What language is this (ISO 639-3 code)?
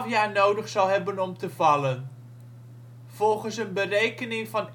nld